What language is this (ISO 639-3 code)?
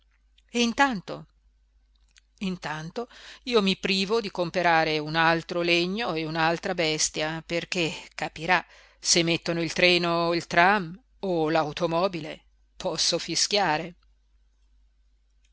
ita